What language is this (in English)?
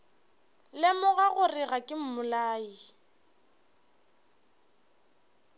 Northern Sotho